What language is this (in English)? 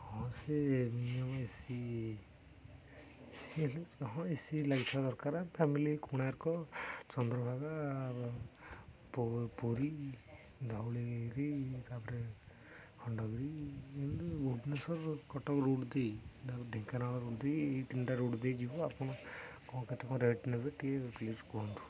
Odia